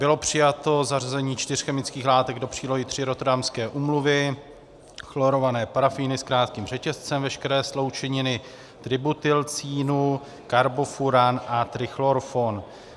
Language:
Czech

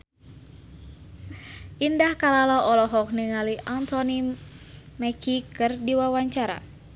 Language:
Sundanese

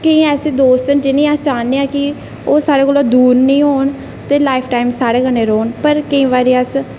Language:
Dogri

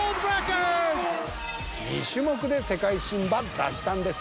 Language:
Japanese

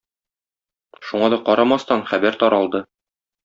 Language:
Tatar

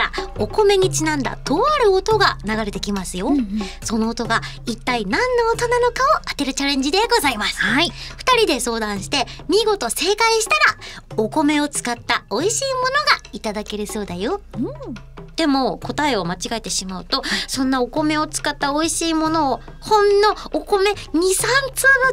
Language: Japanese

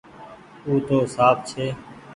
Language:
Goaria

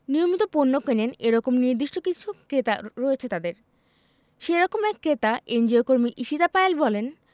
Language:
Bangla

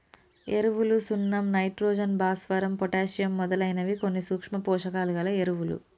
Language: Telugu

